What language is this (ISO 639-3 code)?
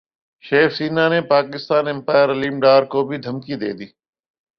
urd